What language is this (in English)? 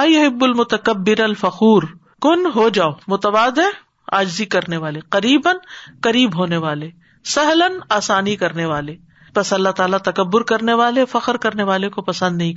Urdu